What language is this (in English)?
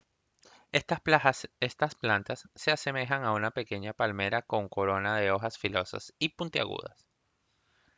Spanish